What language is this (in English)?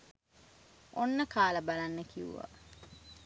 Sinhala